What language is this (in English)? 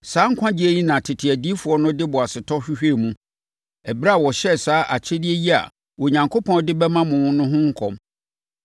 Akan